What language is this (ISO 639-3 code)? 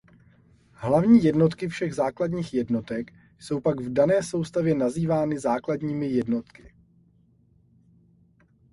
ces